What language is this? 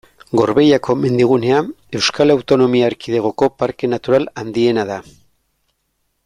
Basque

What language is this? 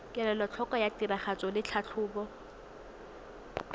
Tswana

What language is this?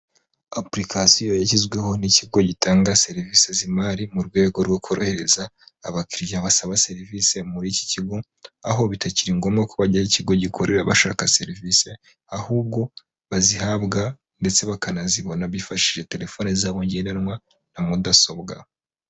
Kinyarwanda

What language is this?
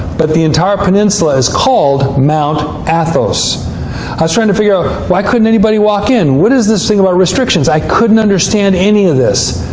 English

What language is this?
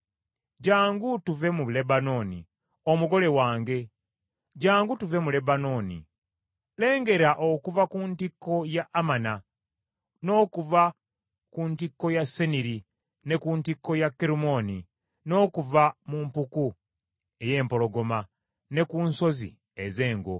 Ganda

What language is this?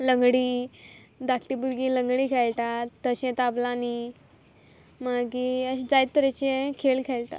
Konkani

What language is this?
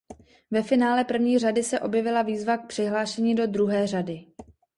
Czech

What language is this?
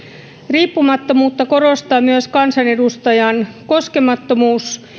Finnish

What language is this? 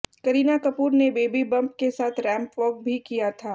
Hindi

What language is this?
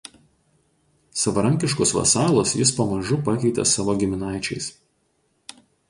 Lithuanian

